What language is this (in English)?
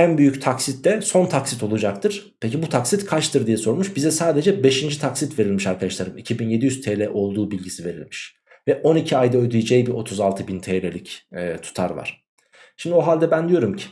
Turkish